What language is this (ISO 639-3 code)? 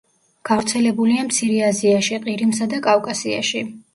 kat